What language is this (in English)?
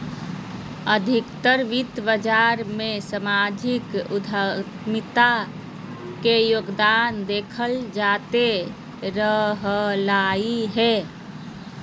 Magahi